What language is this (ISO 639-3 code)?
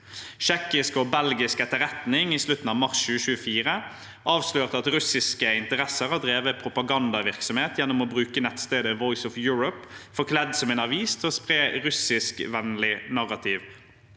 nor